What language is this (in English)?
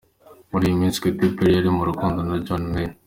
Kinyarwanda